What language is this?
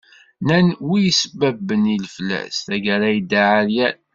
Kabyle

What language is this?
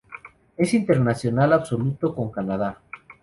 Spanish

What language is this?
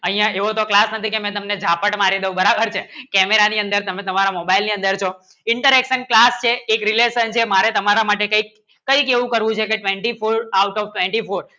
Gujarati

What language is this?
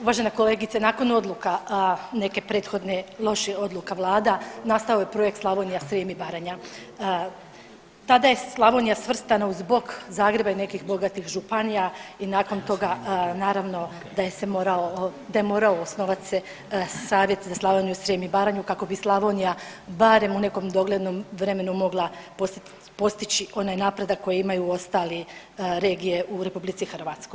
Croatian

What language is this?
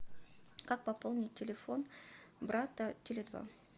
Russian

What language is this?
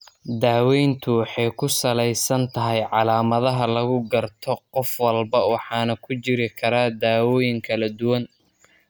Somali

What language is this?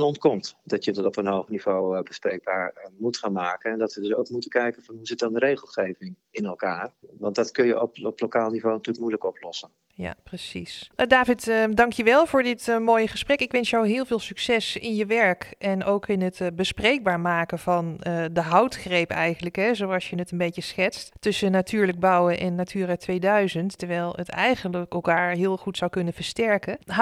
Dutch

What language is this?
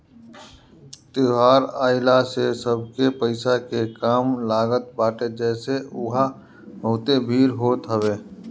Bhojpuri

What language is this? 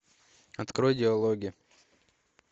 Russian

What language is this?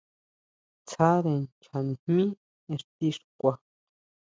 Huautla Mazatec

